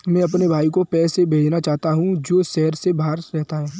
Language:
Hindi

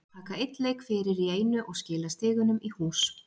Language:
Icelandic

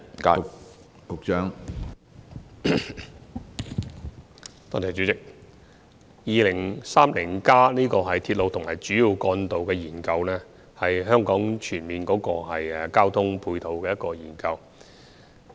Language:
Cantonese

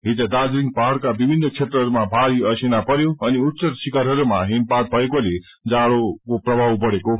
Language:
Nepali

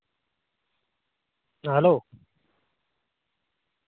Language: Santali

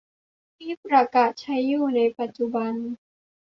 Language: Thai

